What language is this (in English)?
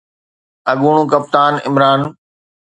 Sindhi